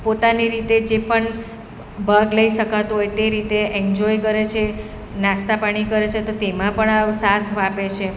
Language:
Gujarati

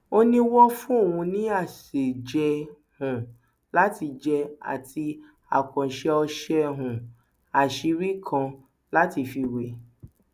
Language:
Yoruba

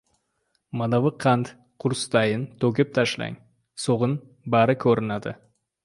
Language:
Uzbek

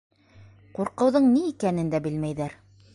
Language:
Bashkir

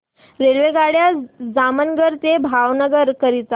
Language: Marathi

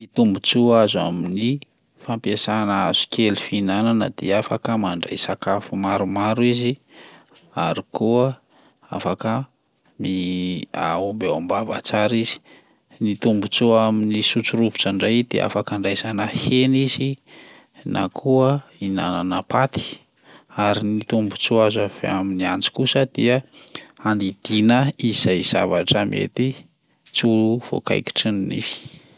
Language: Malagasy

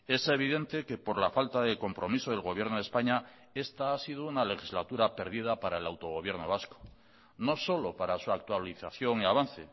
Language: Spanish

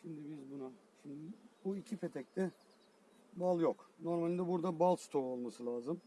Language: Turkish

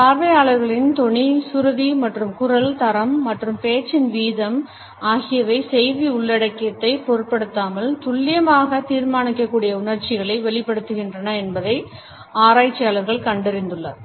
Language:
Tamil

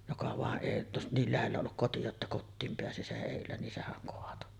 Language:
Finnish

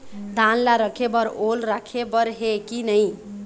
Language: Chhattisgarhi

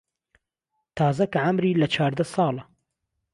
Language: Central Kurdish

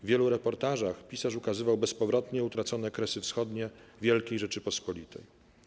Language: Polish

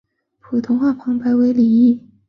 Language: Chinese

